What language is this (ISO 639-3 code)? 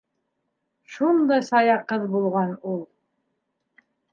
bak